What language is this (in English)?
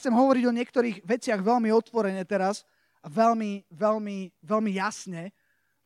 Slovak